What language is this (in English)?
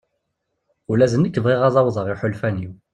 Kabyle